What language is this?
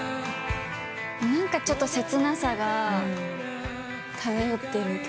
Japanese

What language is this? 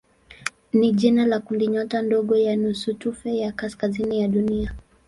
Swahili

